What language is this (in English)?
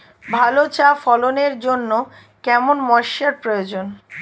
Bangla